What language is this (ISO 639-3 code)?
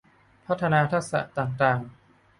tha